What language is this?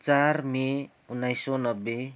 Nepali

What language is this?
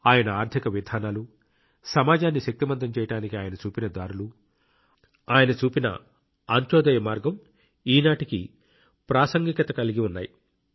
Telugu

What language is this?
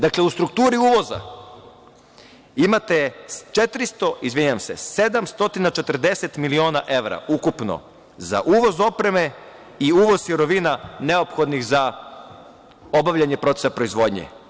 Serbian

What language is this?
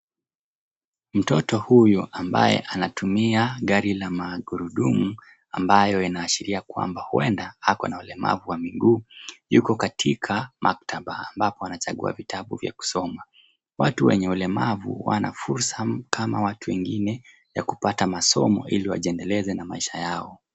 Swahili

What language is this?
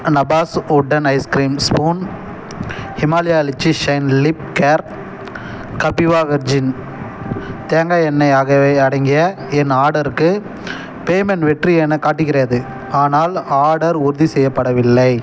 Tamil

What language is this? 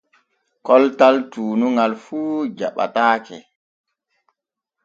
Borgu Fulfulde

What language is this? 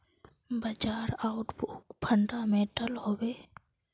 Magahi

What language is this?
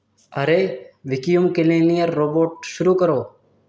Urdu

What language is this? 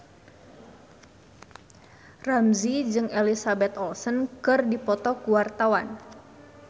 Sundanese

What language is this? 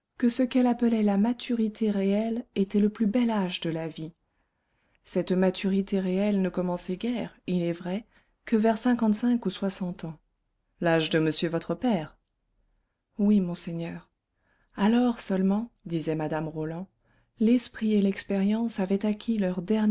French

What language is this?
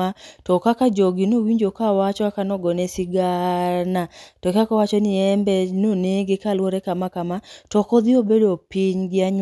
Luo (Kenya and Tanzania)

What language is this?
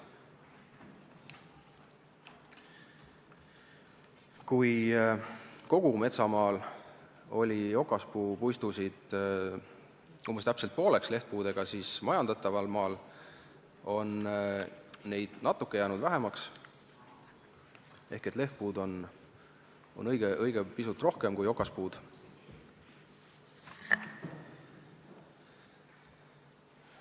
Estonian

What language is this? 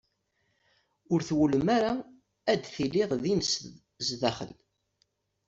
Kabyle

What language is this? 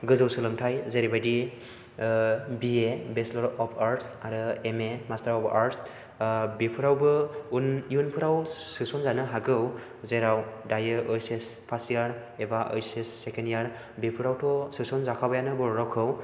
Bodo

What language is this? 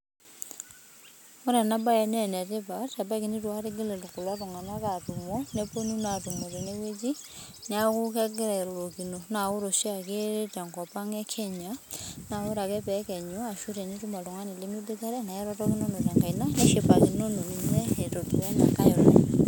Masai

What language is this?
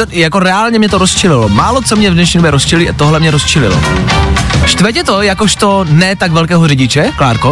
Czech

